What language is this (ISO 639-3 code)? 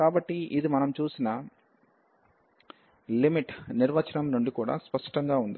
tel